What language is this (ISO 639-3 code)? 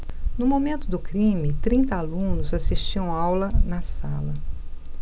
por